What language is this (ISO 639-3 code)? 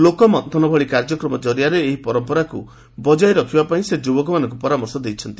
ori